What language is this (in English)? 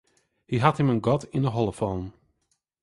Western Frisian